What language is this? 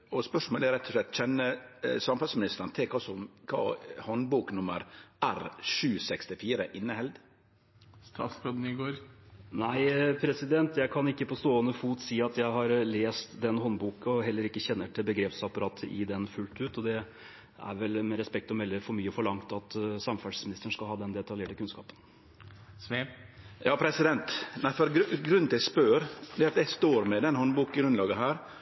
Norwegian Nynorsk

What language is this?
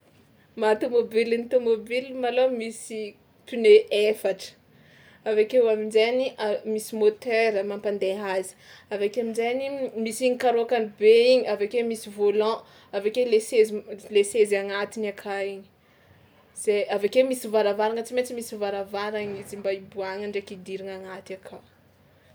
Tsimihety Malagasy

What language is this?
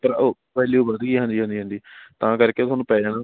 Punjabi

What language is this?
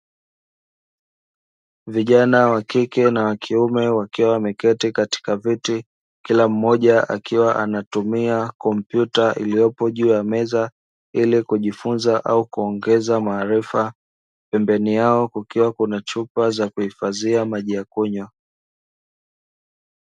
Swahili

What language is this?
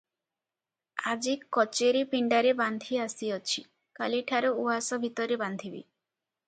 Odia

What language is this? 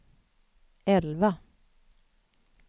Swedish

